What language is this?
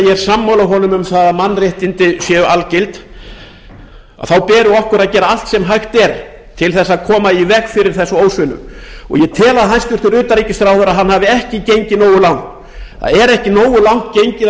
Icelandic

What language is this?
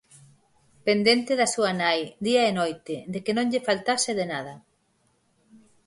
Galician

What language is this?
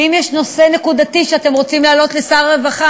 Hebrew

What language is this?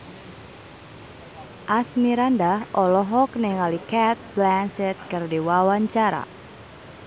Sundanese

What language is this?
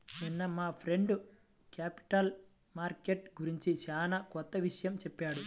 Telugu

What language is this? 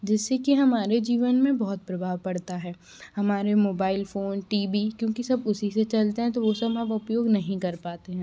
Hindi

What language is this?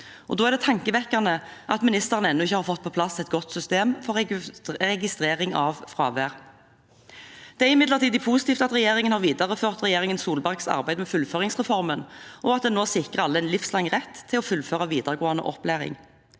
Norwegian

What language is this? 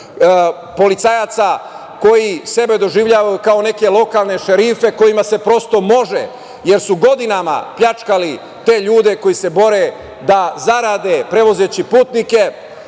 Serbian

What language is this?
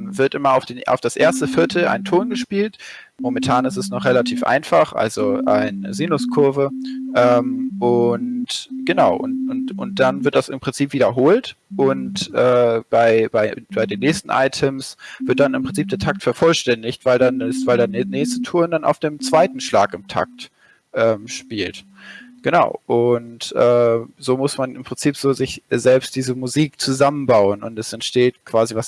German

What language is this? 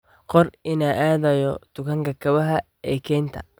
Somali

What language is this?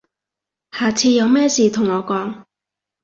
Cantonese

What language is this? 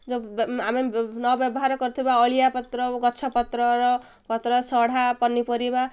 Odia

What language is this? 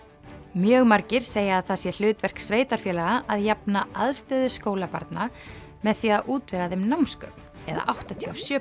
Icelandic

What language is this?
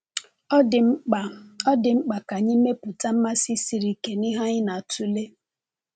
Igbo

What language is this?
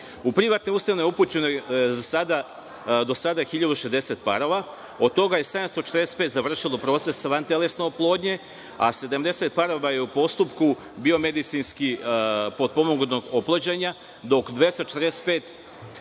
Serbian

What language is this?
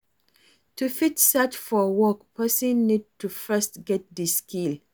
Nigerian Pidgin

